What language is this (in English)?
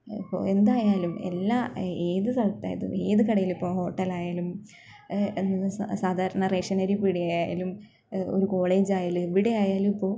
Malayalam